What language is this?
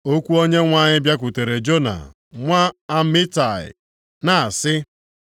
Igbo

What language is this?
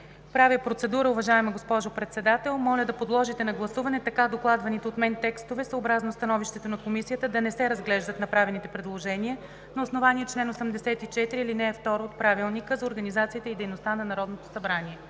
Bulgarian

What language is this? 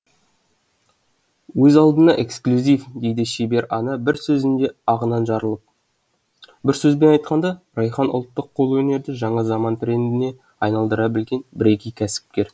Kazakh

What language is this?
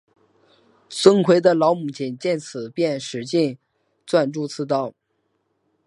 Chinese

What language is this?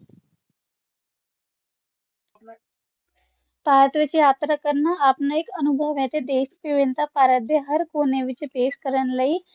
Punjabi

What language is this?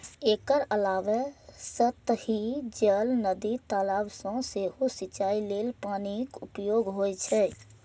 Maithili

